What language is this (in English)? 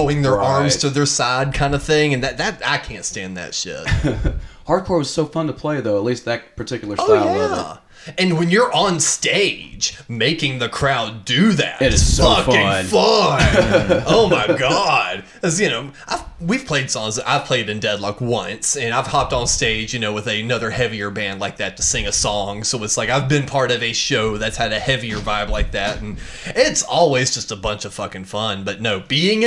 English